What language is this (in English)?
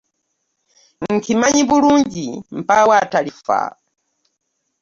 Ganda